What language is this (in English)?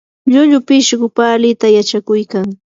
Yanahuanca Pasco Quechua